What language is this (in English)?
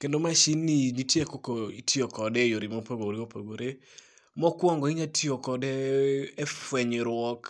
Luo (Kenya and Tanzania)